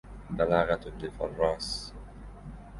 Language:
Arabic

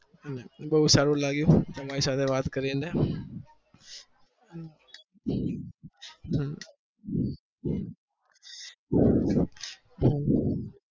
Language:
Gujarati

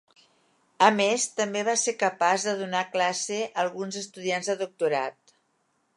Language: Catalan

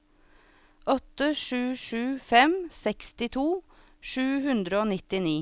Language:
Norwegian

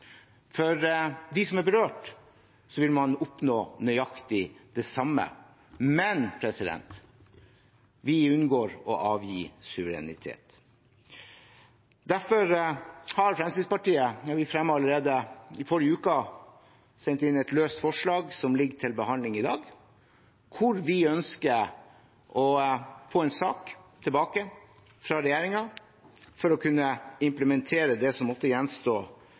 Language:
Norwegian Bokmål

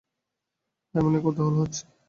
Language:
Bangla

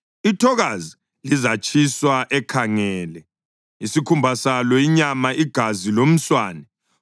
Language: North Ndebele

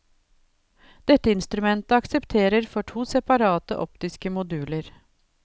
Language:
Norwegian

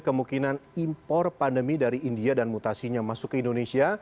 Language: Indonesian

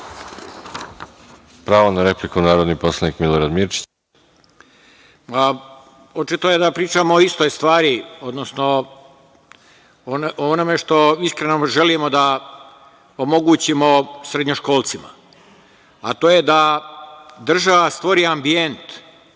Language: Serbian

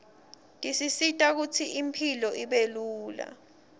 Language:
Swati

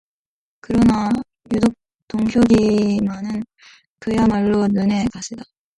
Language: Korean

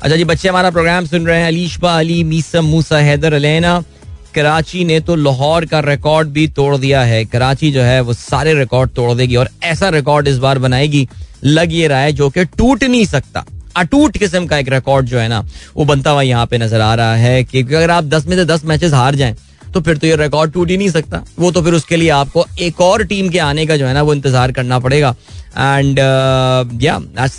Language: Hindi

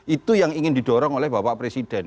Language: Indonesian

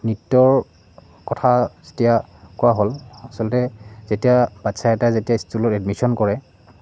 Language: Assamese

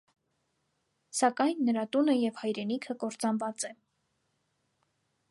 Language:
Armenian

